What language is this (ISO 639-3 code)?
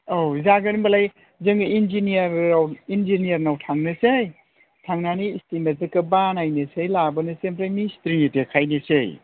brx